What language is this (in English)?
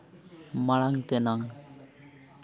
Santali